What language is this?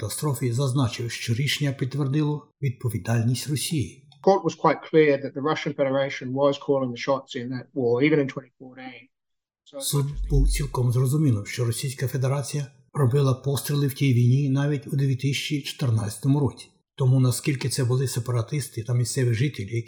Ukrainian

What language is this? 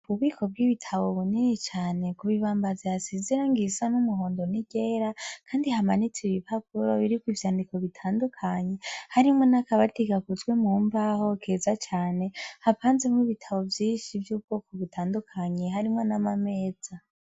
Rundi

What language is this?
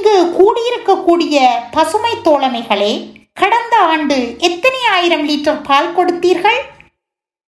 Tamil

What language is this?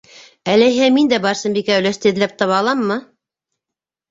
Bashkir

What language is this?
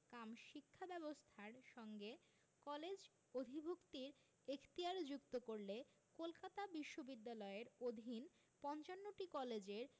Bangla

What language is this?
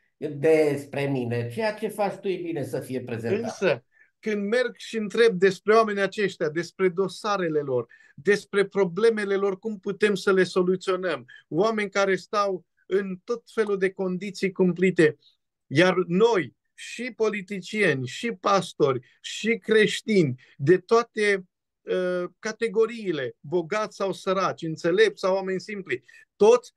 Romanian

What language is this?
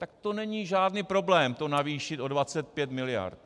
Czech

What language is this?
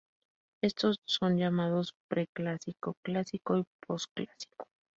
Spanish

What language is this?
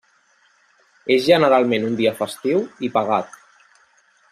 Catalan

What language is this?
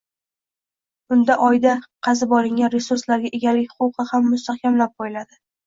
Uzbek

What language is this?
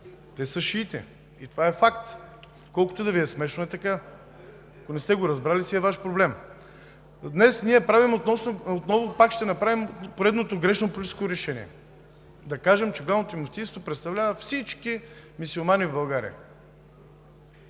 Bulgarian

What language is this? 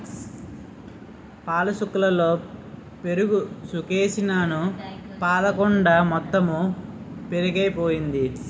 Telugu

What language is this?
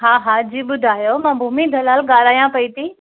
Sindhi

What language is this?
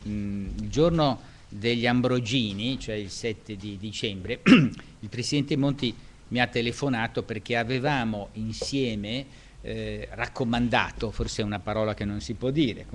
Italian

